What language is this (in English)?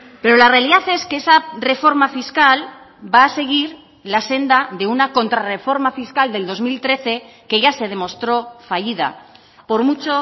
Spanish